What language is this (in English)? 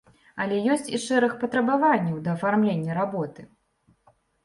Belarusian